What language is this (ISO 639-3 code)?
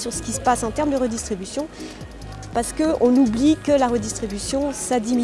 fra